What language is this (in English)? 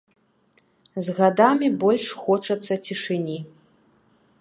Belarusian